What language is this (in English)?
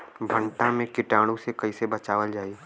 Bhojpuri